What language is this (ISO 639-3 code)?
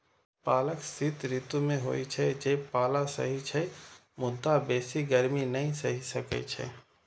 mai